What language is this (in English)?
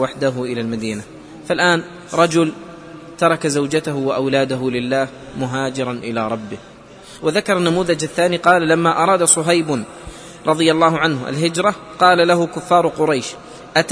Arabic